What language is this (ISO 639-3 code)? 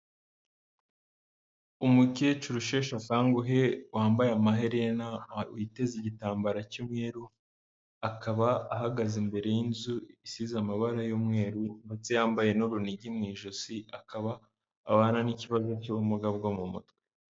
kin